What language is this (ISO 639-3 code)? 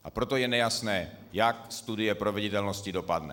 ces